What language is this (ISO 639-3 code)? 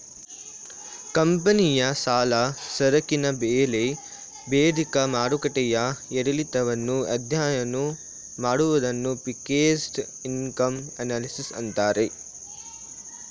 kan